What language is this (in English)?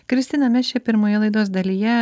Lithuanian